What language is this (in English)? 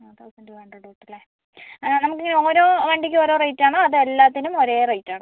Malayalam